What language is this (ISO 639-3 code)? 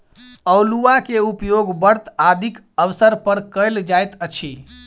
mai